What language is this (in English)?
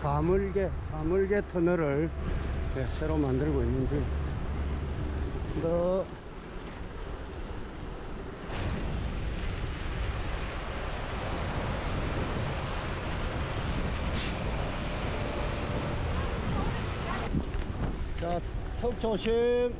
Korean